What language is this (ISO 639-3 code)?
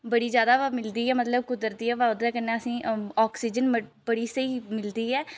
doi